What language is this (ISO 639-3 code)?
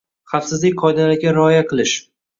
uzb